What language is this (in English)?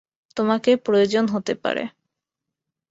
Bangla